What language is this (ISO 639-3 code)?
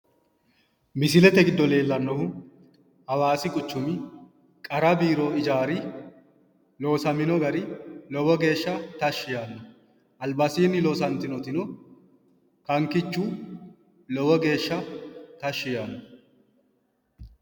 sid